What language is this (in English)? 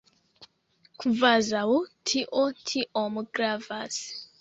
Esperanto